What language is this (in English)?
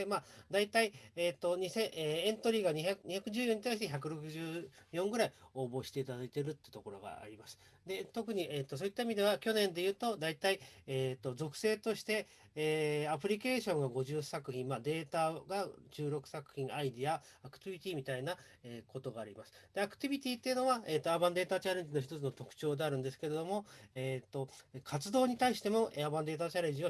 Japanese